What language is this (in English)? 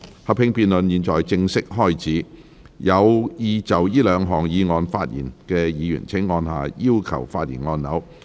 Cantonese